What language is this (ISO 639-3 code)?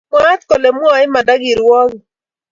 kln